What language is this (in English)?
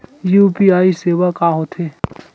Chhattisgarhi